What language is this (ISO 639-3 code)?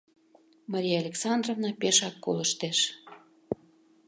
chm